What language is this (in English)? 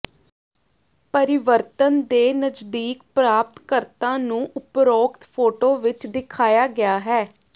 Punjabi